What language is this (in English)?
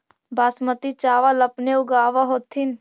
Magahi